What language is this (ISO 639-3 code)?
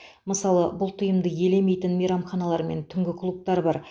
kaz